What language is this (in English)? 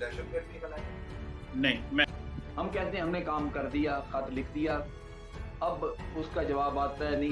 Hindi